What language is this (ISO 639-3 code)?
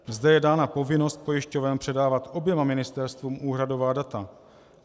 ces